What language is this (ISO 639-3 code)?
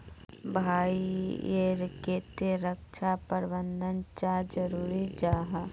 mag